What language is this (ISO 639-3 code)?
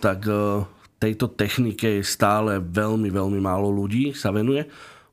slk